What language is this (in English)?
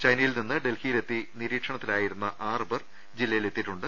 Malayalam